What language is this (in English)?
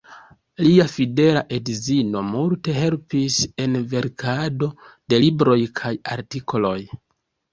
Esperanto